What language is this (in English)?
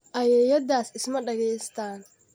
Somali